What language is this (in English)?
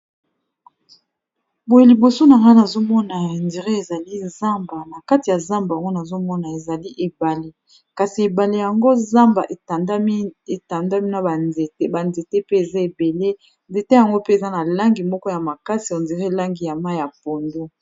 Lingala